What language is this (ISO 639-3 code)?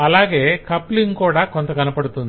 tel